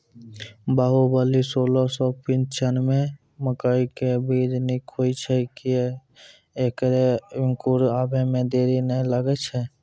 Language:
Maithili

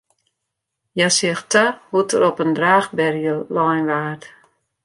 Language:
Western Frisian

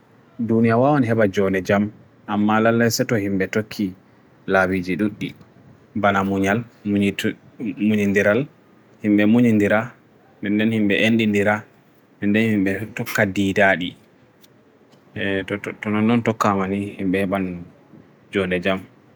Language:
Bagirmi Fulfulde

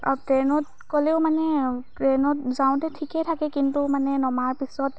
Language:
Assamese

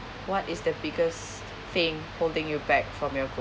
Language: English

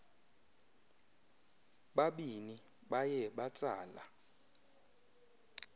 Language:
Xhosa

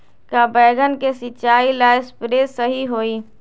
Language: Magahi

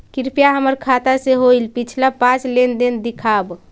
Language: Magahi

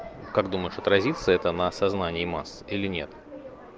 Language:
Russian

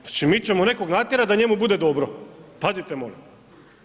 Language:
Croatian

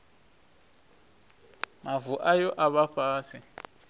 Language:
Venda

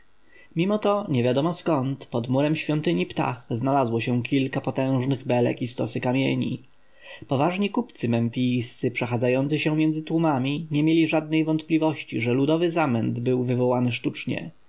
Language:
Polish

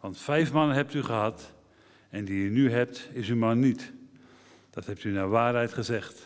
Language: Dutch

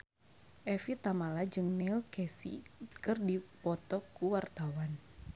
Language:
Sundanese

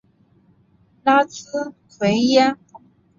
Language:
Chinese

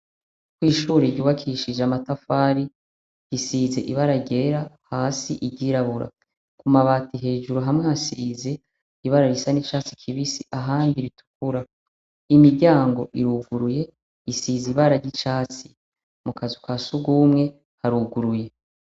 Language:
Rundi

